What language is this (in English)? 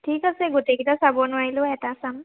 Assamese